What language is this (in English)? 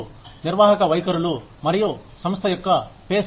Telugu